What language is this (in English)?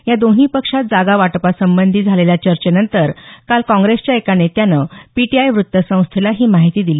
Marathi